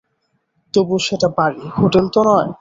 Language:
Bangla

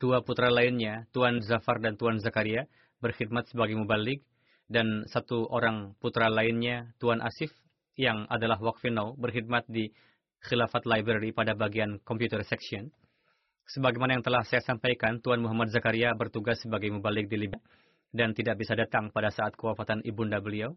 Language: Indonesian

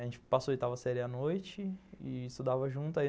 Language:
Portuguese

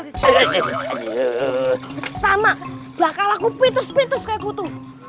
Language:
Indonesian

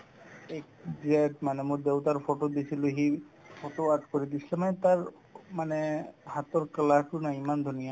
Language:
Assamese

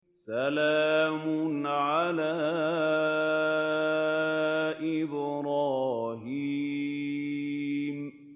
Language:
Arabic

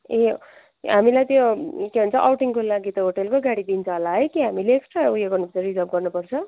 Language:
Nepali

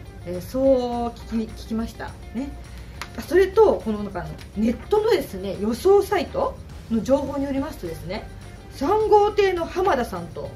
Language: Japanese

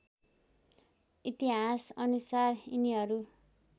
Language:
Nepali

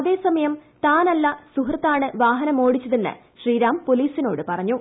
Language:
Malayalam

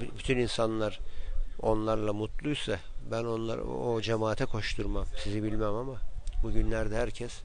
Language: Turkish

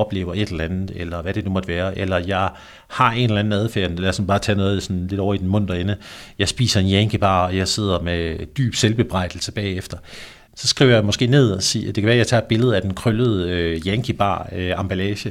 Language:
Danish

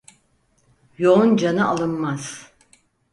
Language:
Turkish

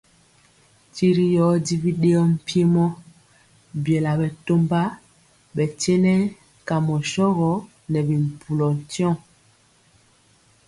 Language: Mpiemo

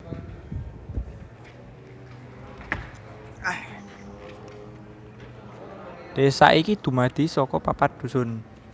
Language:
Javanese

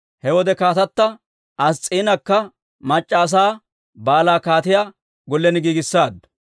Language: Dawro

